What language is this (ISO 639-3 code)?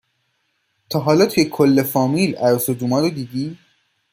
fas